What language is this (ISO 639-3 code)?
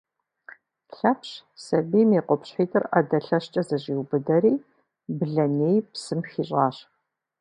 kbd